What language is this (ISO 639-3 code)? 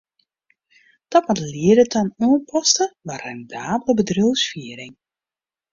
fry